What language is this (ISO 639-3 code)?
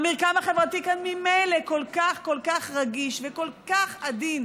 heb